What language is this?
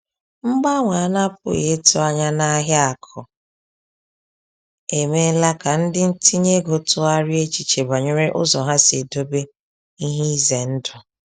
Igbo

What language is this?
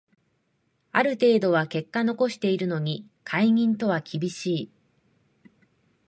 Japanese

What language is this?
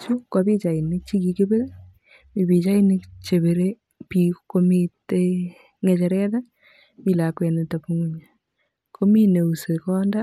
Kalenjin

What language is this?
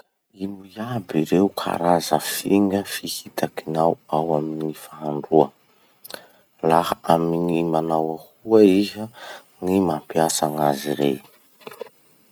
Masikoro Malagasy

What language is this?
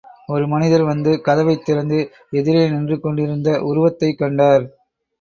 Tamil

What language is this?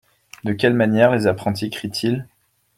French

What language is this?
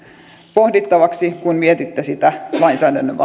Finnish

